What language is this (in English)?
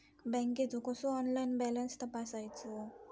Marathi